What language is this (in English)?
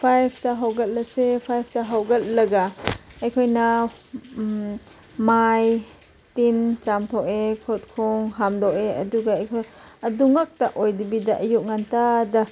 Manipuri